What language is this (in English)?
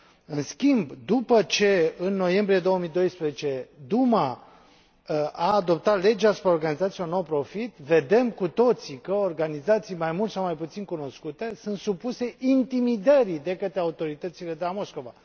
Romanian